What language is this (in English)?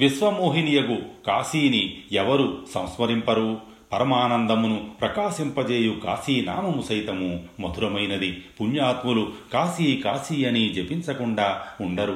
Telugu